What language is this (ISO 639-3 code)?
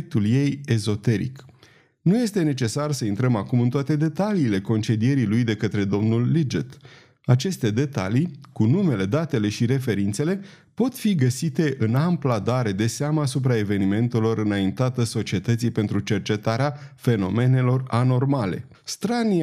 ron